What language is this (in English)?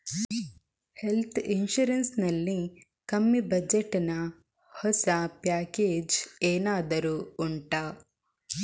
Kannada